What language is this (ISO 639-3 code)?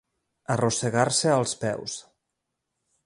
cat